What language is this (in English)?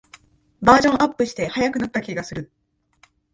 Japanese